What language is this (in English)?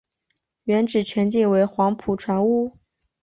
Chinese